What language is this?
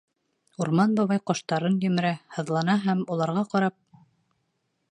Bashkir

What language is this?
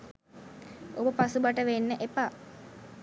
Sinhala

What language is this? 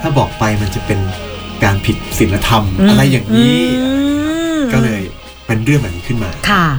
Thai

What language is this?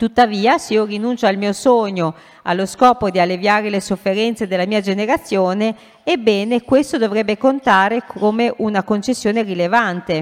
Italian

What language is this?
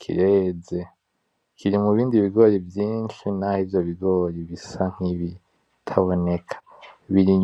Rundi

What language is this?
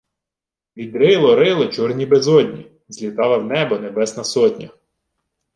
Ukrainian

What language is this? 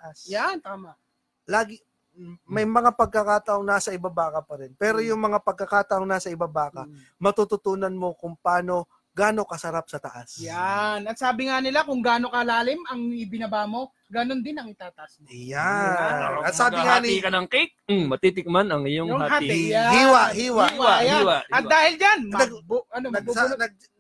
Filipino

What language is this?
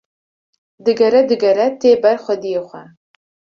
Kurdish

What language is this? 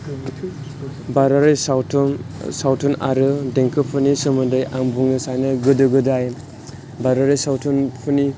Bodo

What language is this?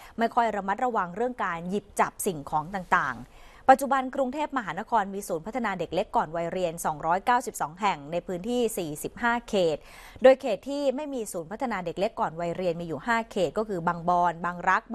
Thai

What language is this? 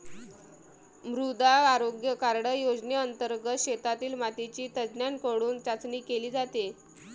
Marathi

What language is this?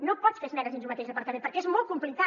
Catalan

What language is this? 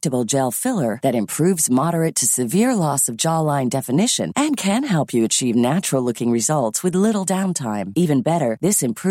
Filipino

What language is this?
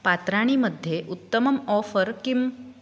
Sanskrit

